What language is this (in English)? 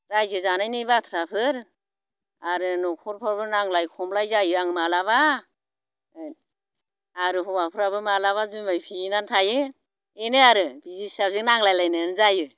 Bodo